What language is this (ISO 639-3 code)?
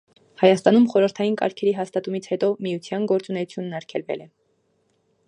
hye